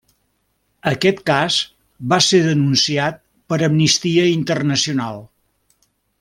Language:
Catalan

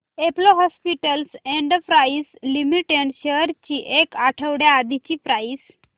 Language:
Marathi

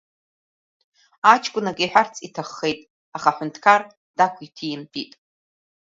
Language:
Abkhazian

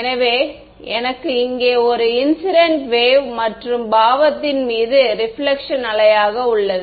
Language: Tamil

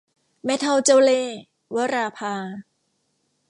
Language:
Thai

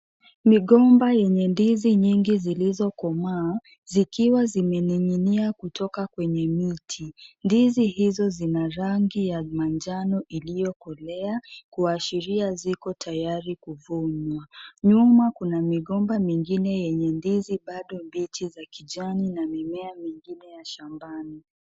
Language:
Swahili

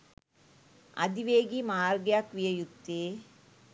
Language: Sinhala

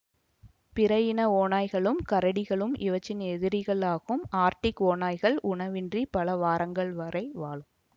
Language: Tamil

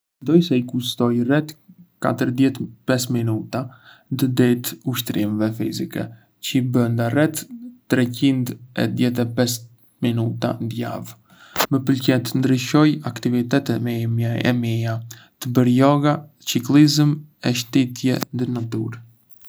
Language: Arbëreshë Albanian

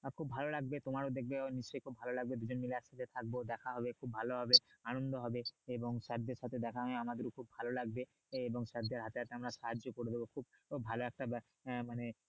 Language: Bangla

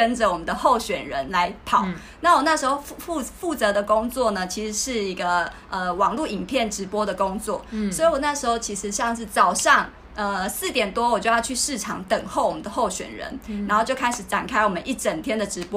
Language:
Chinese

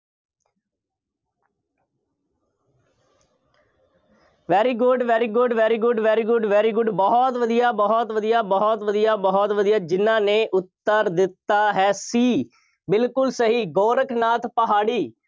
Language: Punjabi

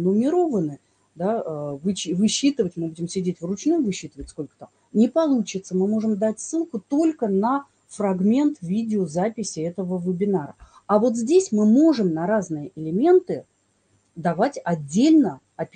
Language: Russian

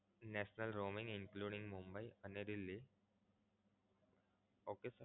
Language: Gujarati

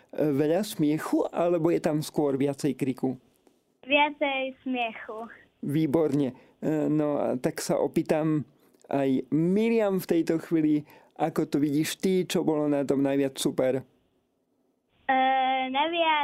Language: Slovak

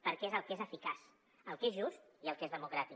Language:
Catalan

